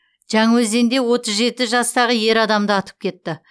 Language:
Kazakh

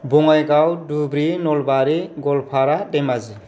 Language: Bodo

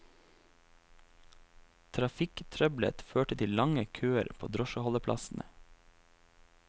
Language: Norwegian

